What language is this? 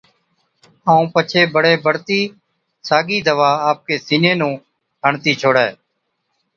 Od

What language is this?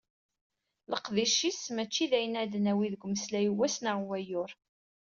Kabyle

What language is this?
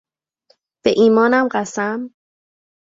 Persian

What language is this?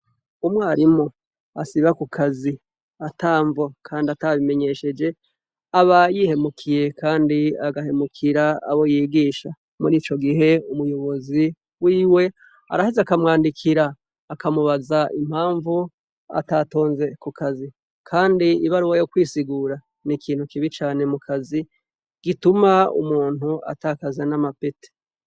Rundi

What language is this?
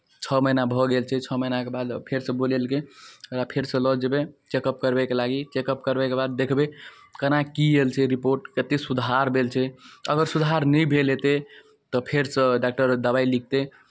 Maithili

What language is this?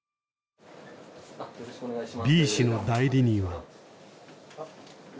Japanese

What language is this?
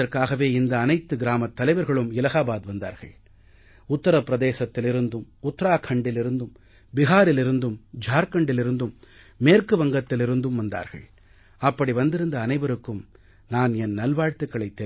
Tamil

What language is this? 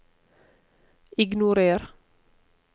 Norwegian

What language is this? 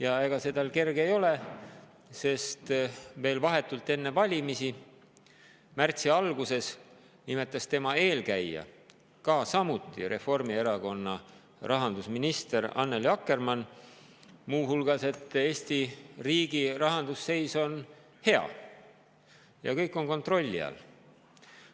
Estonian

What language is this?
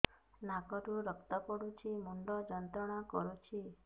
Odia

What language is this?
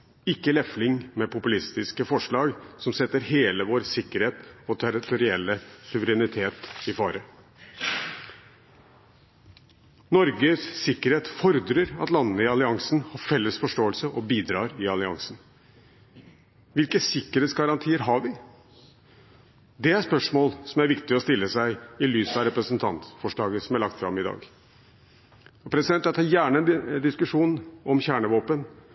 Norwegian Bokmål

